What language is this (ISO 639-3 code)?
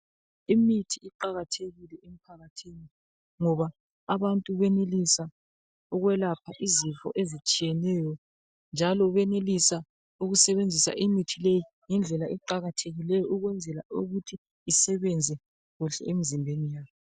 nde